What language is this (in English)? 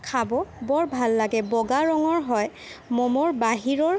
Assamese